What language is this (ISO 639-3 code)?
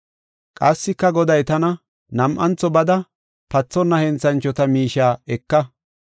gof